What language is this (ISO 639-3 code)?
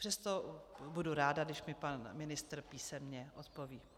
ces